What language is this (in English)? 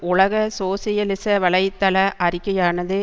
Tamil